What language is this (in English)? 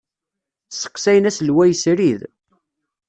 Kabyle